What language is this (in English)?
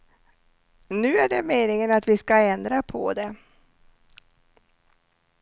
Swedish